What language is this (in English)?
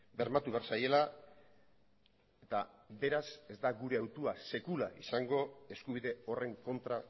Basque